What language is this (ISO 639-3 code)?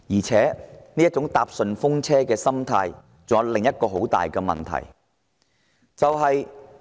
yue